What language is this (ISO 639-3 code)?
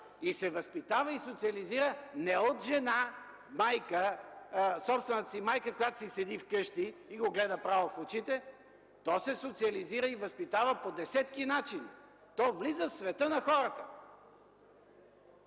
bul